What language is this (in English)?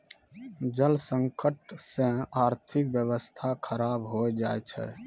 Maithili